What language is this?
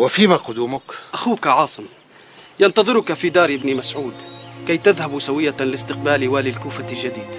Arabic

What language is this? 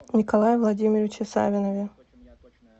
Russian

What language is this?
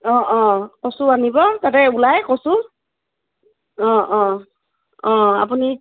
Assamese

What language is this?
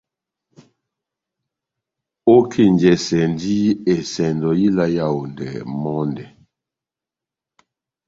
Batanga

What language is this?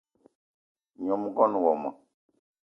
Eton (Cameroon)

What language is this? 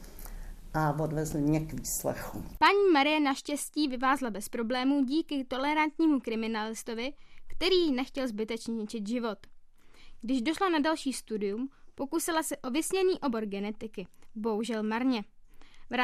Czech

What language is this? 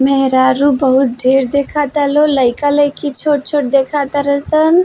Bhojpuri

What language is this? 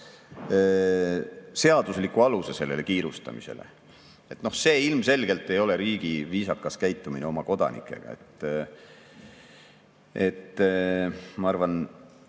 Estonian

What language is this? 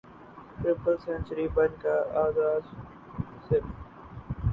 Urdu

